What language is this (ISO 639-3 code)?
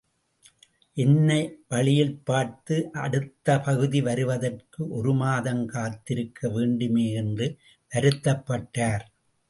tam